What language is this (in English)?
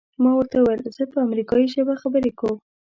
Pashto